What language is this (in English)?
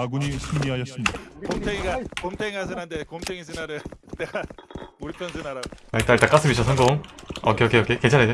Korean